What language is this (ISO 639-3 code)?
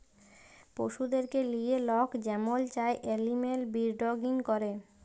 ben